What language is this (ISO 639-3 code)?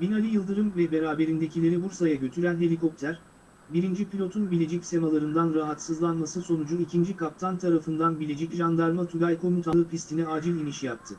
tur